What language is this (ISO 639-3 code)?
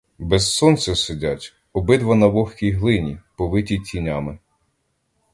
ukr